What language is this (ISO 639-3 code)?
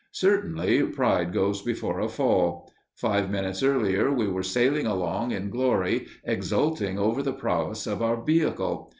eng